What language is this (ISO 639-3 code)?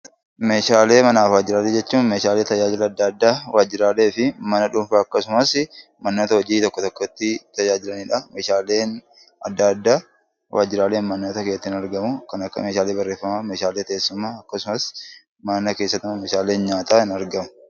orm